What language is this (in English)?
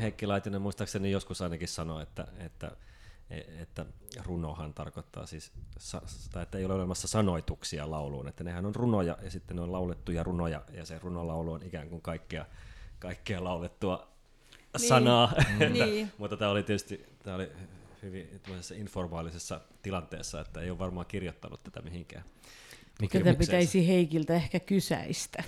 Finnish